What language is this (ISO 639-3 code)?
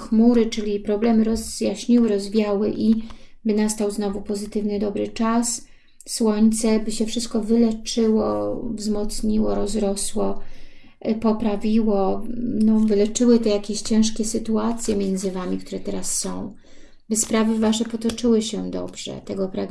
pol